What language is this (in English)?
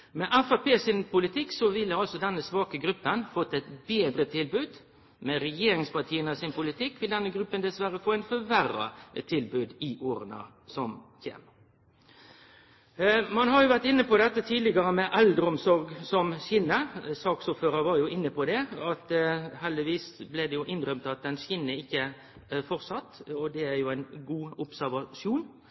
Norwegian Nynorsk